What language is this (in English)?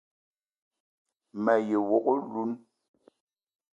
Eton (Cameroon)